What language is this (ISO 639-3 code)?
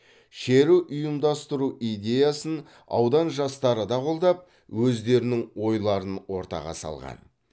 kaz